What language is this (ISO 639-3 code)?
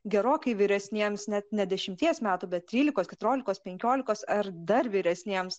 lit